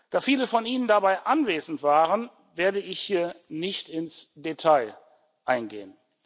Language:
German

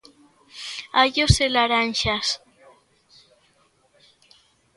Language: Galician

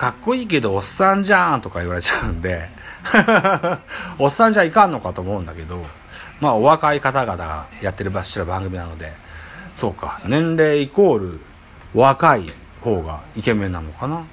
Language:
Japanese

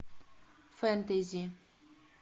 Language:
Russian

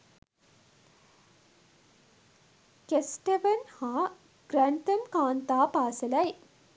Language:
Sinhala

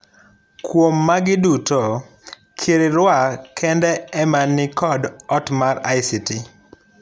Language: Luo (Kenya and Tanzania)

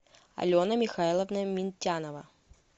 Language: Russian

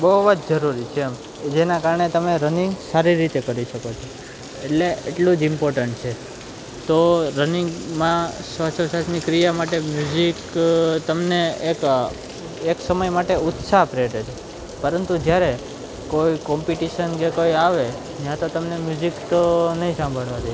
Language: Gujarati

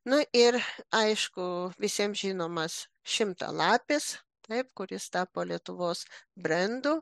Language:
Lithuanian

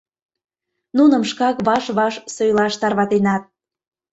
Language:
Mari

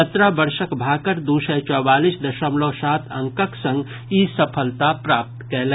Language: Maithili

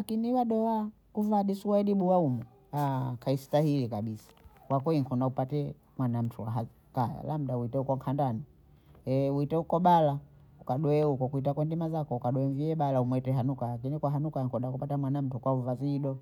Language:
Bondei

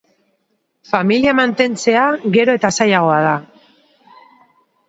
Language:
Basque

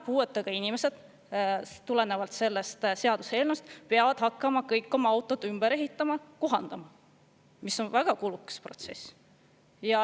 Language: Estonian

